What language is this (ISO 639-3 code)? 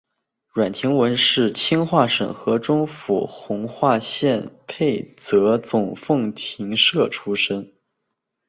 zho